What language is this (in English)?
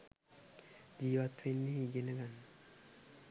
Sinhala